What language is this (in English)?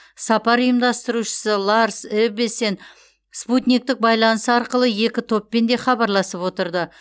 Kazakh